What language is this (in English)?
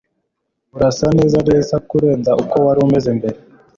Kinyarwanda